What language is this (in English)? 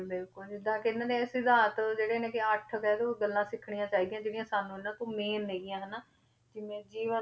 Punjabi